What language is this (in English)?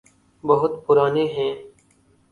Urdu